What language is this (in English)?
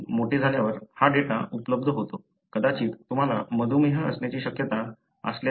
Marathi